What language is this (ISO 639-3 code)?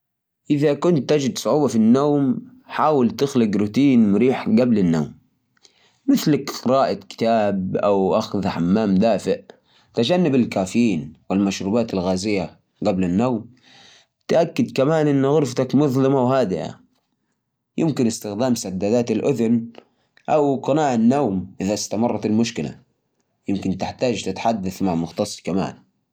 ars